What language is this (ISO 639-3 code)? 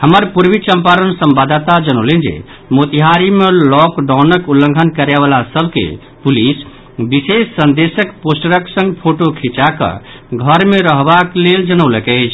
mai